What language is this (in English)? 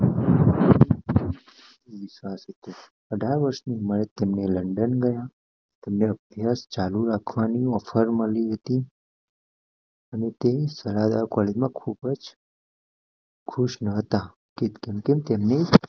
Gujarati